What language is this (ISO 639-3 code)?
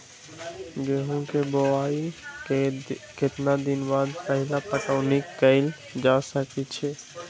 mag